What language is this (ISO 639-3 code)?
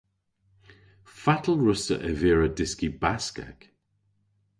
cor